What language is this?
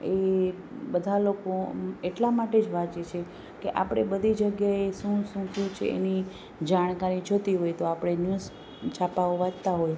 Gujarati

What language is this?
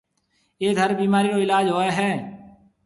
Marwari (Pakistan)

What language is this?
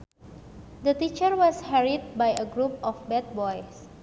Sundanese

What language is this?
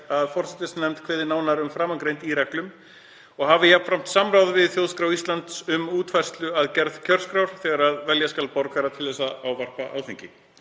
Icelandic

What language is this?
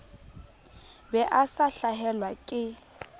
Southern Sotho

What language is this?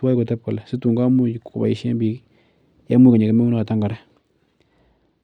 Kalenjin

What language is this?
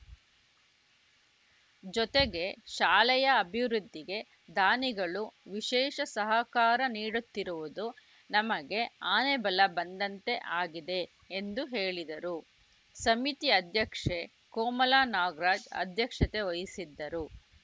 Kannada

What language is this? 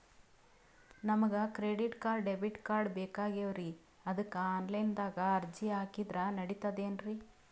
Kannada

